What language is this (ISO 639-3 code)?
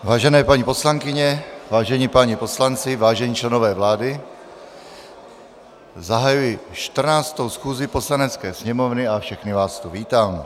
ces